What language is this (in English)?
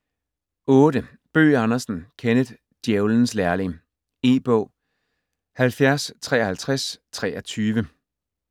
Danish